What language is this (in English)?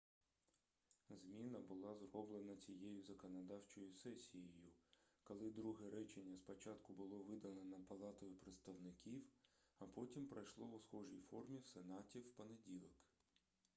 Ukrainian